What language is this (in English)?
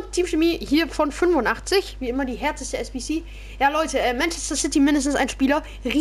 German